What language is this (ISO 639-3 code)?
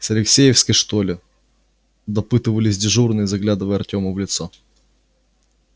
rus